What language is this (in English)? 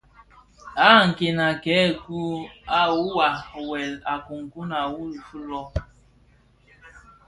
Bafia